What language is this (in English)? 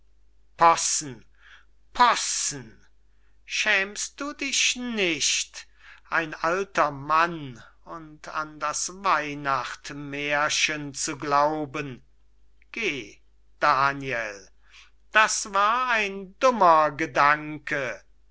German